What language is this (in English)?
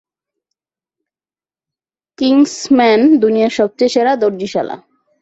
Bangla